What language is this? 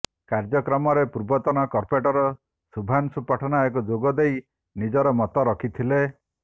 Odia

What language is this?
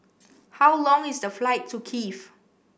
English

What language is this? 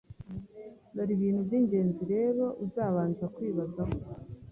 Kinyarwanda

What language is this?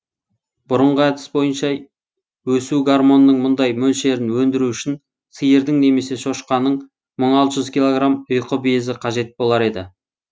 Kazakh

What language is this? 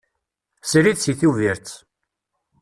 Kabyle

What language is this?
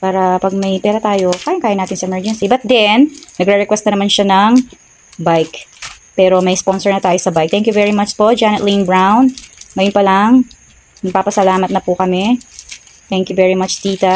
Filipino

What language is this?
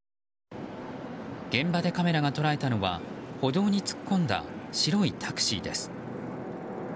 Japanese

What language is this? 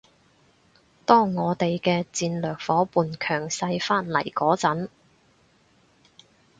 Cantonese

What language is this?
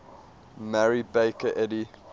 English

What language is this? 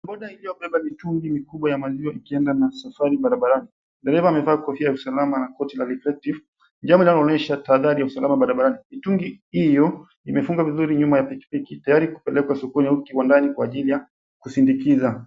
Swahili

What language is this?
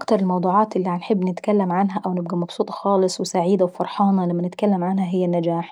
Saidi Arabic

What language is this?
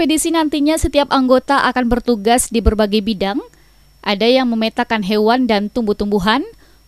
Indonesian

